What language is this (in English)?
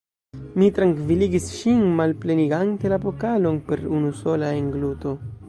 Esperanto